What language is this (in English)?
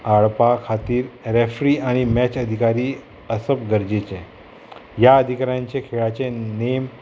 Konkani